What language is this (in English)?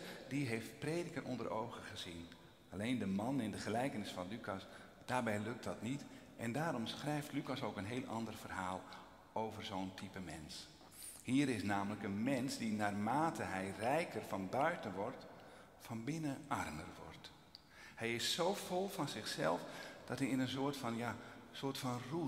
Dutch